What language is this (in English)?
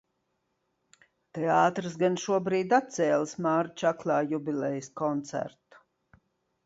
Latvian